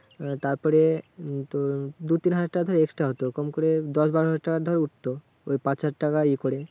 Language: Bangla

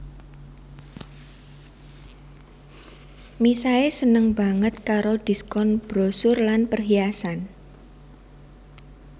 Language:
Javanese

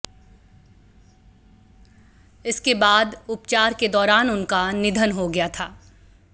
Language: Hindi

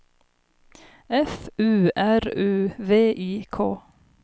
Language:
Swedish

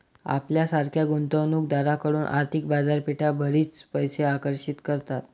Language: Marathi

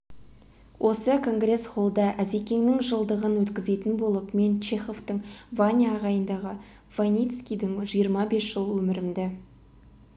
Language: Kazakh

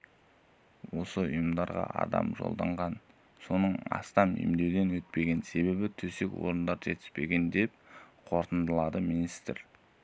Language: Kazakh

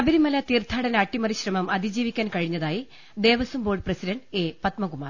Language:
Malayalam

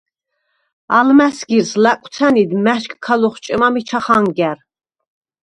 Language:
Svan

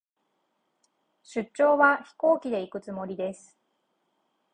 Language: Japanese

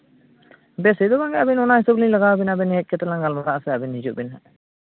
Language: Santali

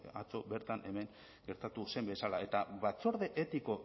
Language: Basque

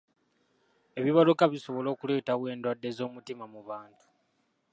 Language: Ganda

